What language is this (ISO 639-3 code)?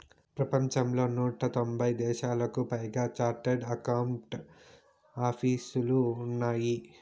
tel